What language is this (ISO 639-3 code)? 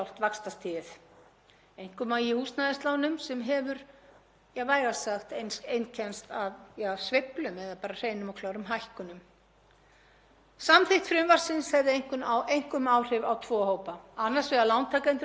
isl